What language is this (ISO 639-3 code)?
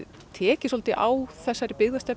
isl